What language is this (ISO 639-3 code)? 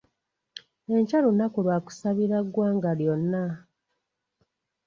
lug